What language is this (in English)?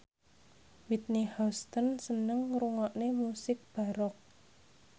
Javanese